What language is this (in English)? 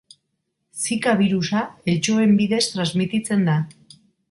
Basque